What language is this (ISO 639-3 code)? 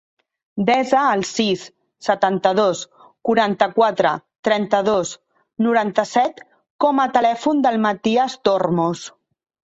cat